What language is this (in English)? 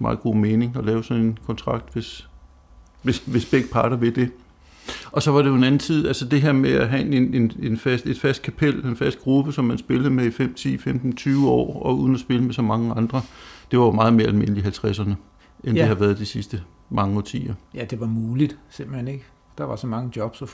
Danish